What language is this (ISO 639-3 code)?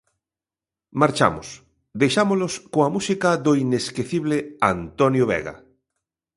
glg